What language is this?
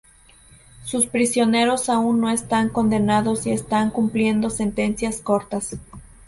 Spanish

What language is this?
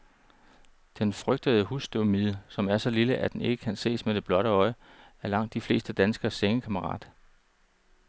Danish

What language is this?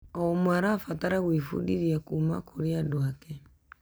Kikuyu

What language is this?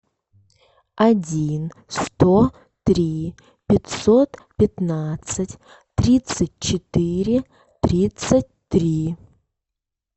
Russian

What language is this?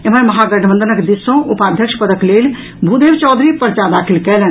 Maithili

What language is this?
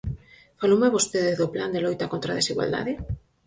Galician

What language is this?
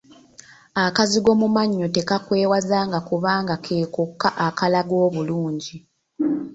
Ganda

